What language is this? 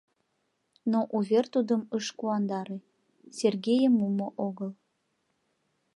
Mari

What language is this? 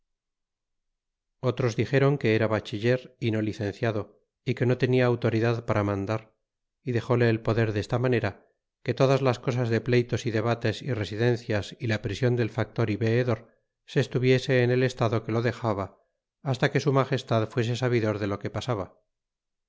Spanish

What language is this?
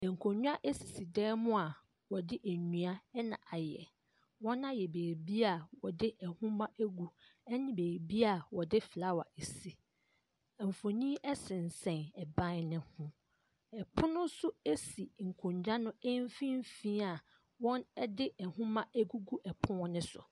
Akan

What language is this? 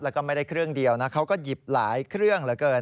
Thai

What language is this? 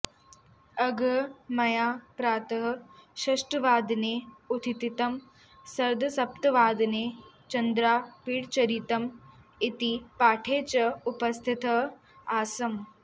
Sanskrit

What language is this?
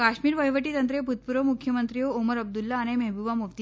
Gujarati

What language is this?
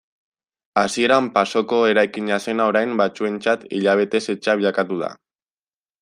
Basque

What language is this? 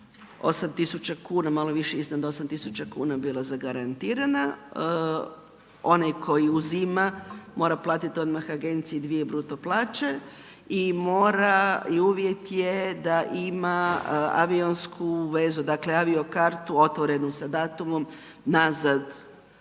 Croatian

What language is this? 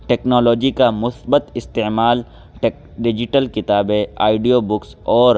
Urdu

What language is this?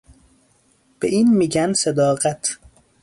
Persian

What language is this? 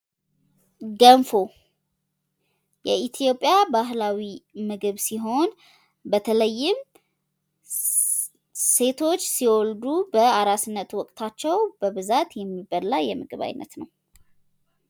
Amharic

